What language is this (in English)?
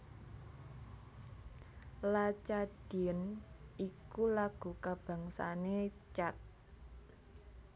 Javanese